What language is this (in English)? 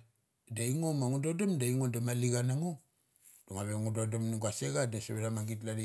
Mali